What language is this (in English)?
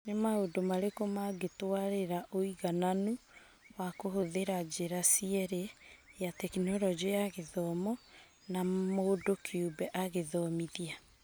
Kikuyu